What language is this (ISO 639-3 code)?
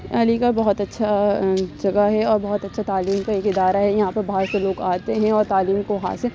urd